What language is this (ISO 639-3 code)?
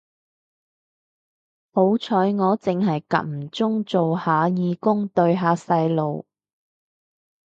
yue